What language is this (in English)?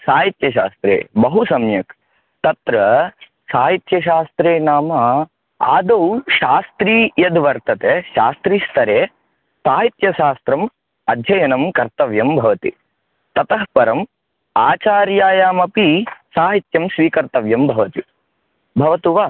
Sanskrit